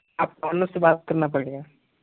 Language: Hindi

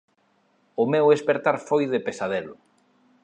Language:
Galician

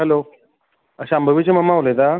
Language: Konkani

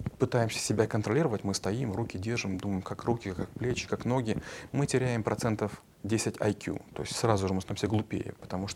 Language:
Russian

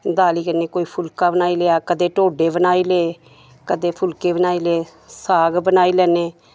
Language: Dogri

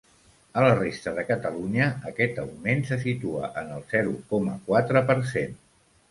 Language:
Catalan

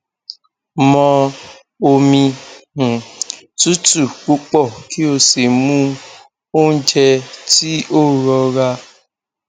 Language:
Yoruba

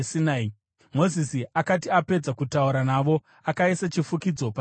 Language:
Shona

